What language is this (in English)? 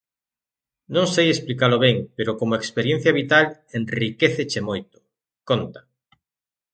Galician